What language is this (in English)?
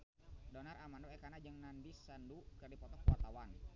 Sundanese